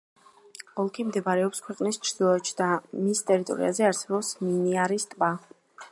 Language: Georgian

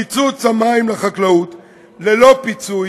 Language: Hebrew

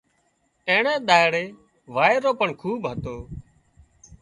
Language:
Wadiyara Koli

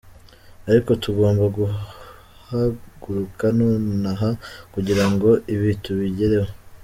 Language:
Kinyarwanda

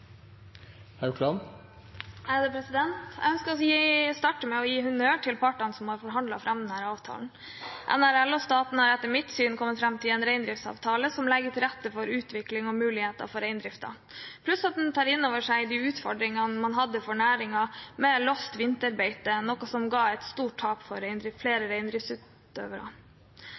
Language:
Norwegian Bokmål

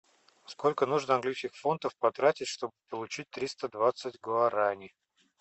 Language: Russian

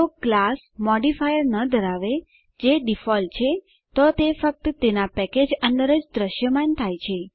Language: Gujarati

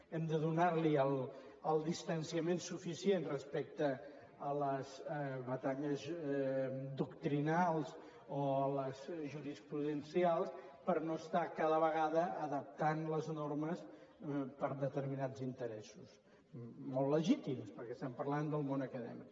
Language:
Catalan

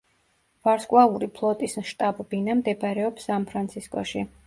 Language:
Georgian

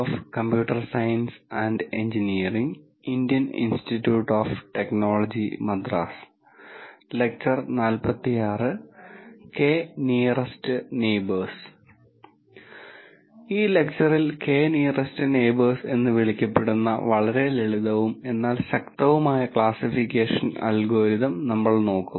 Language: Malayalam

